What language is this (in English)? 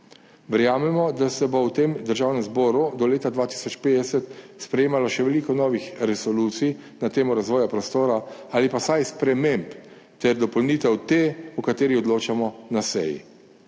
Slovenian